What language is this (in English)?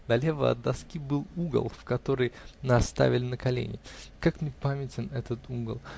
Russian